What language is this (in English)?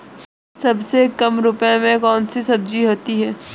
Hindi